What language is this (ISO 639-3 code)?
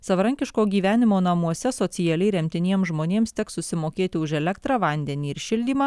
lit